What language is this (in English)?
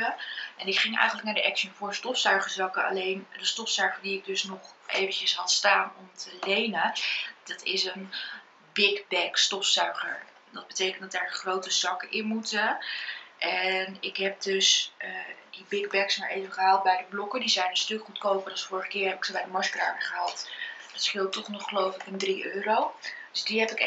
Dutch